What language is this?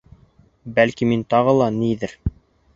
Bashkir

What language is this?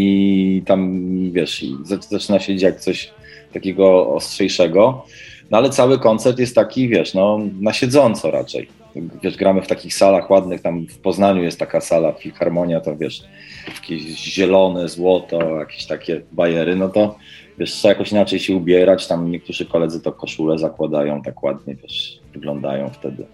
Polish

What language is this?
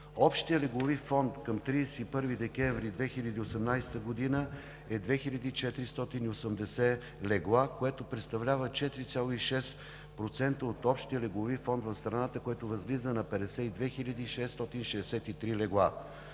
Bulgarian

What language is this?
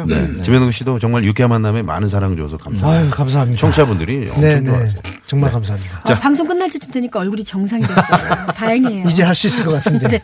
Korean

